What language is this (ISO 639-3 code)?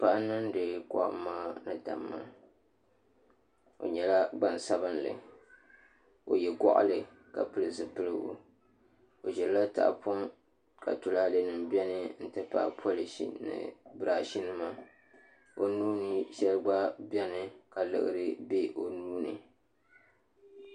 dag